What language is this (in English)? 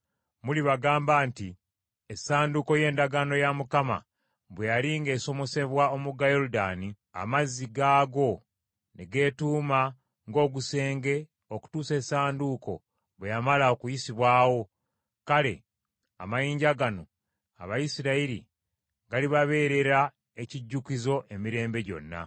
Ganda